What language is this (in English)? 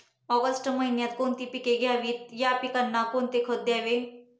Marathi